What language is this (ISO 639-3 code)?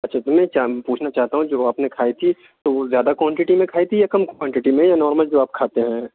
urd